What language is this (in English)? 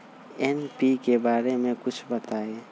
Magahi